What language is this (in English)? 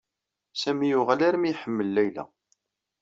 Kabyle